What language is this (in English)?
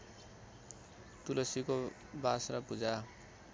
Nepali